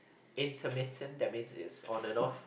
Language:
English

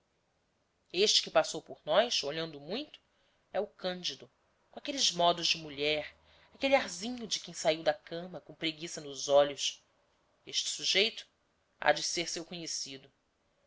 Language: Portuguese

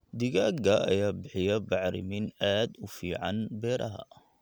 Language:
Somali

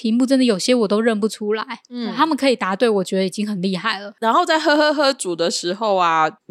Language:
Chinese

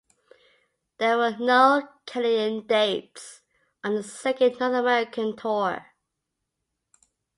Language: English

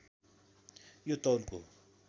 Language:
Nepali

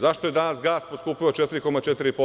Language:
Serbian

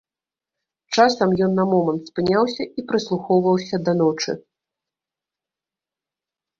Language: Belarusian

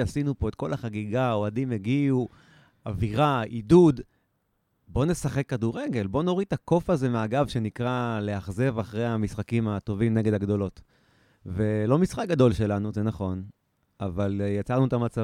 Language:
Hebrew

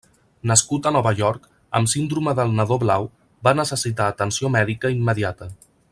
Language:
Catalan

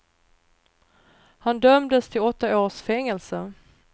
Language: Swedish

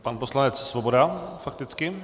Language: Czech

